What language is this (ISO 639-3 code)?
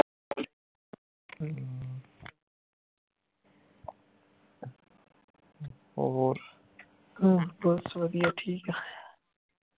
pan